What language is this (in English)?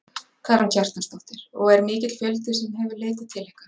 Icelandic